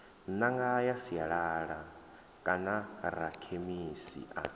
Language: Venda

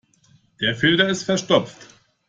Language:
German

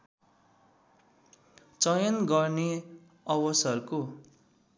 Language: Nepali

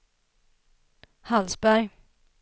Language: Swedish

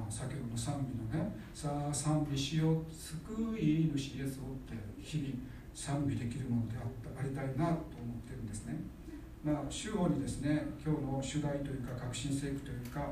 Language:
Japanese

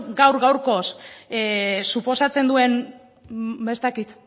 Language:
Basque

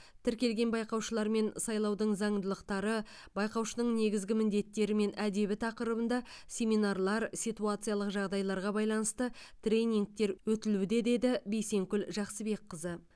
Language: Kazakh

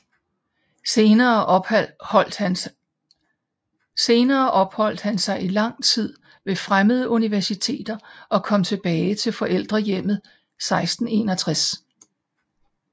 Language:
Danish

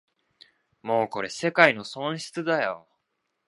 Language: Japanese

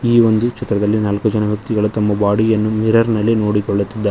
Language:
Kannada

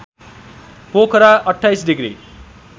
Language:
Nepali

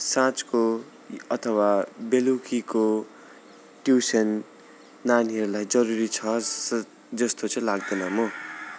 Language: Nepali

